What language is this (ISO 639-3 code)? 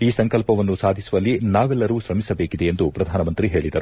kan